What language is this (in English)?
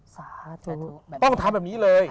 Thai